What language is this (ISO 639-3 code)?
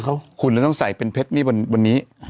tha